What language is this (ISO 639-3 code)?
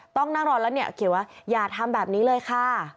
tha